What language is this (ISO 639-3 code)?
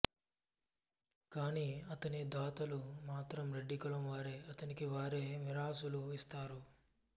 tel